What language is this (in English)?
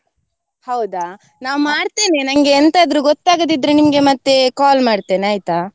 Kannada